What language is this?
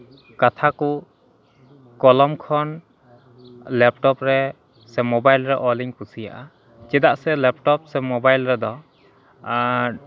Santali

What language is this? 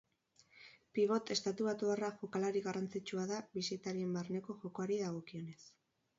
Basque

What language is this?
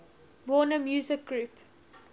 English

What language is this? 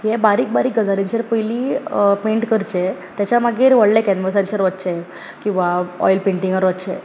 Konkani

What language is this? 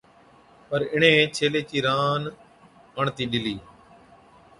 Od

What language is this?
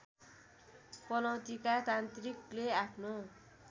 Nepali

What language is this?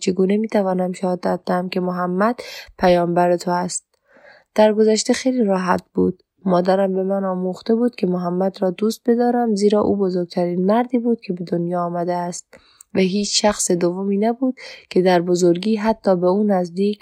Persian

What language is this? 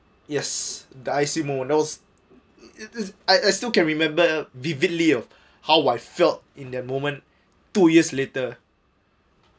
English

